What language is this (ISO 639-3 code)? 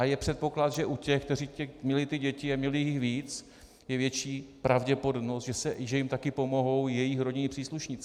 ces